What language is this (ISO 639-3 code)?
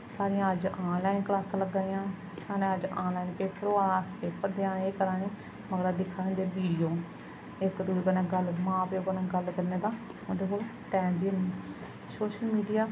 doi